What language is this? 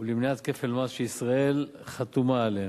Hebrew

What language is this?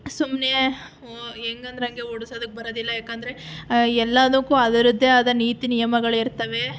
Kannada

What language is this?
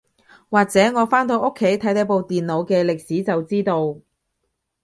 Cantonese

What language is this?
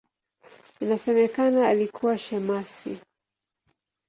Swahili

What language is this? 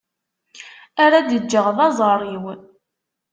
Kabyle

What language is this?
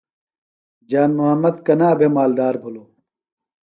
Phalura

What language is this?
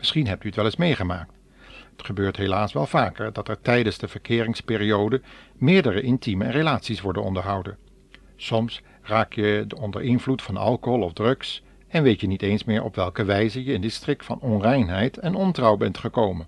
Dutch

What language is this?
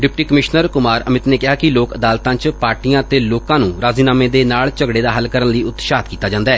Punjabi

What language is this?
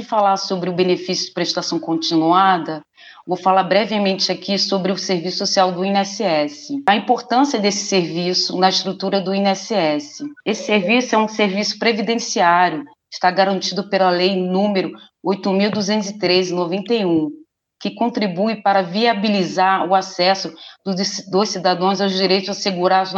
Portuguese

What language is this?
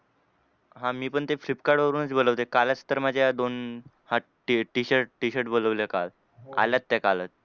Marathi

